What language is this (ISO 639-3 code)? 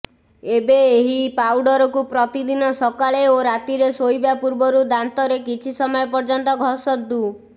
ori